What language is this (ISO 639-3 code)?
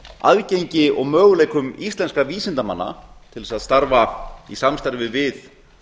isl